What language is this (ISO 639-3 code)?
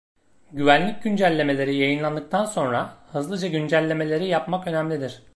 tur